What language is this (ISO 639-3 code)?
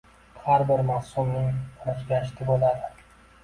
uzb